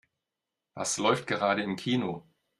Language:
German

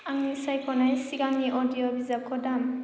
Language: Bodo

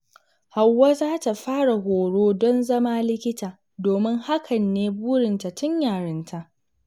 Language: Hausa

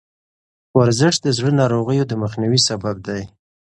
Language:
Pashto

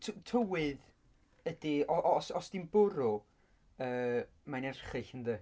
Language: Welsh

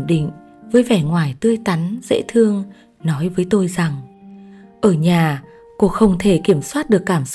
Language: Vietnamese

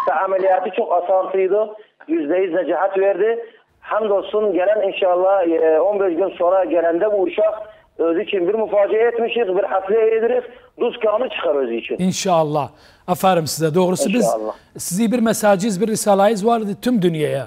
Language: Turkish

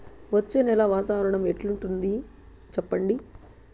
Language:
Telugu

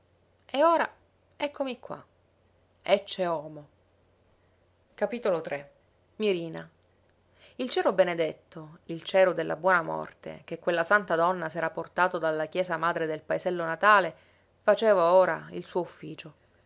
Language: Italian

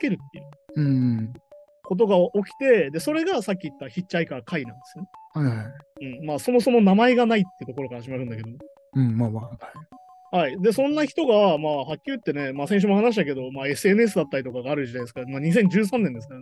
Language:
Japanese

